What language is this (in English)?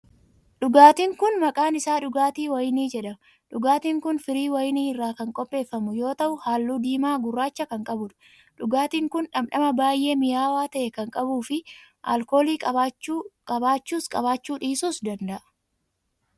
Oromo